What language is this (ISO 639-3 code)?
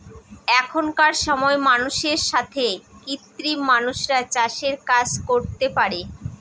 ben